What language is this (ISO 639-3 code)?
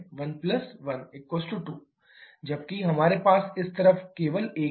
hin